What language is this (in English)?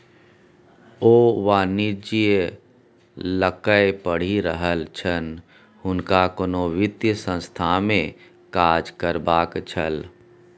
Maithili